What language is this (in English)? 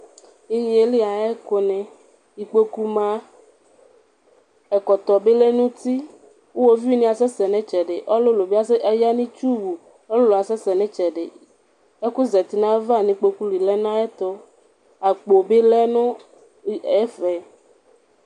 Ikposo